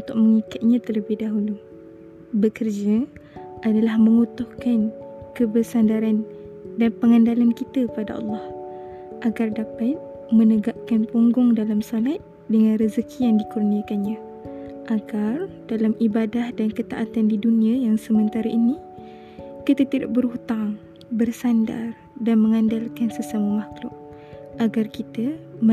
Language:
Malay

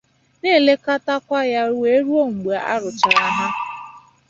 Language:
Igbo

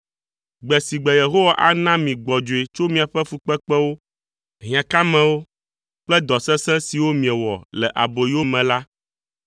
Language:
Ewe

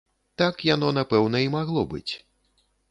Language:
Belarusian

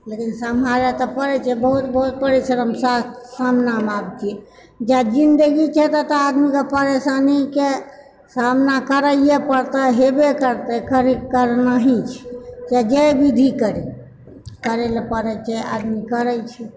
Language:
Maithili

